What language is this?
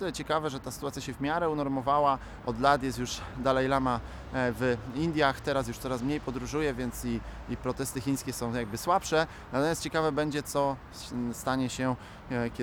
Polish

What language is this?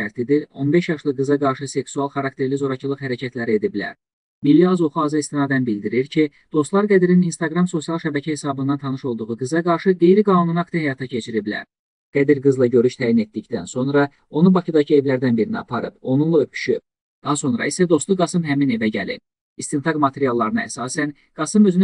Turkish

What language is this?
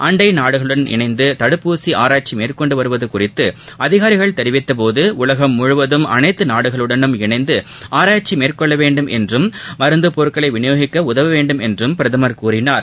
Tamil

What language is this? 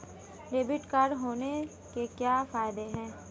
Hindi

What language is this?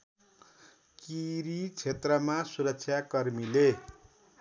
Nepali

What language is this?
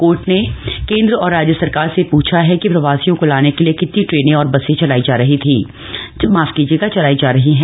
Hindi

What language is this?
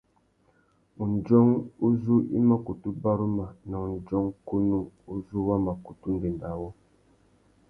Tuki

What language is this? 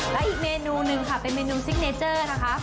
Thai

